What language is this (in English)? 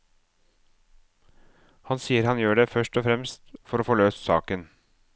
Norwegian